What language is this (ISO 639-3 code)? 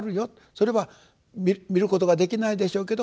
jpn